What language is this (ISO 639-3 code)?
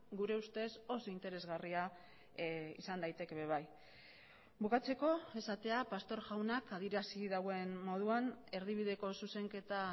eus